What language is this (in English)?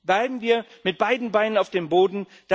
German